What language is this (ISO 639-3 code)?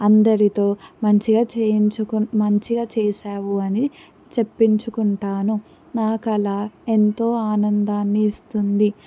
tel